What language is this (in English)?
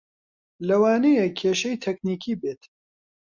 Central Kurdish